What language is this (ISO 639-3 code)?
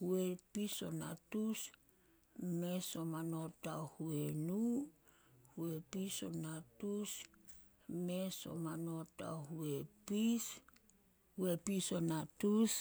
sol